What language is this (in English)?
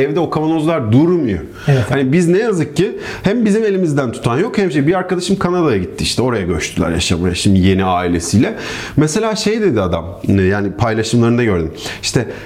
Turkish